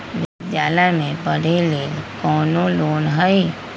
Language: Magahi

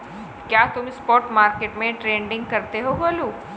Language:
Hindi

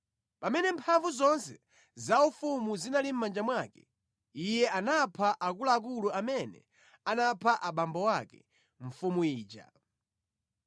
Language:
Nyanja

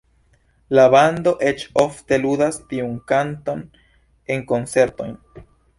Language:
Esperanto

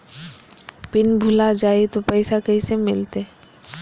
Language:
Magahi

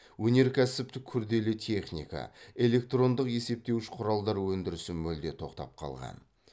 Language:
Kazakh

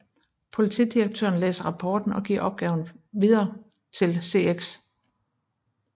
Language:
Danish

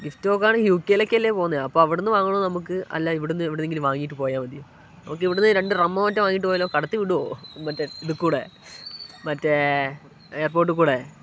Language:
Malayalam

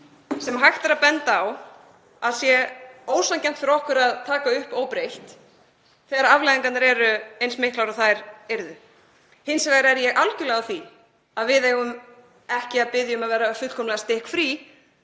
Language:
Icelandic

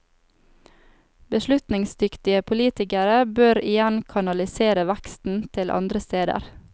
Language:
Norwegian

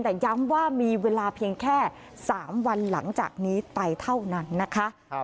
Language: Thai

